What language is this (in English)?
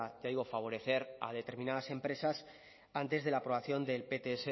Spanish